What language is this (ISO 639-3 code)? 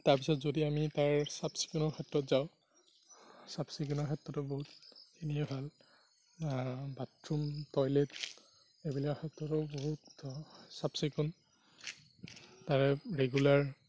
asm